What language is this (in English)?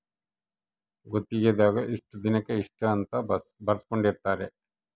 Kannada